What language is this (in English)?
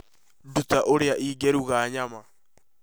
Kikuyu